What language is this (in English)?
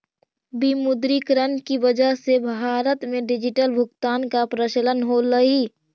Magahi